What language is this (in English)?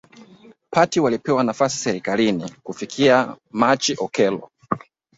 Swahili